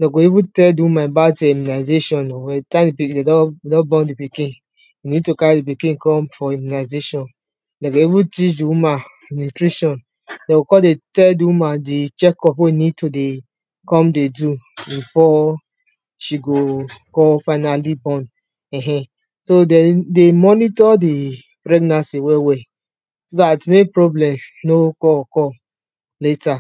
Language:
Nigerian Pidgin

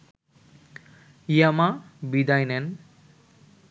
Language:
Bangla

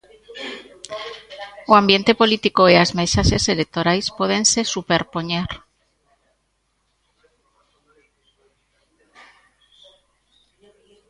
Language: Galician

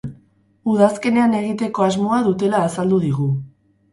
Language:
Basque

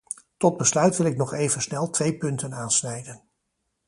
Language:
Dutch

